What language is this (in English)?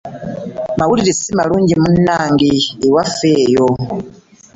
Ganda